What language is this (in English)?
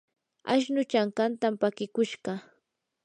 Yanahuanca Pasco Quechua